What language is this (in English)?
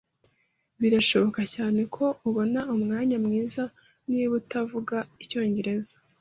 Kinyarwanda